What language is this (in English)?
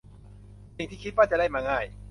Thai